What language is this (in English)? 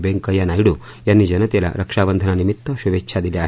Marathi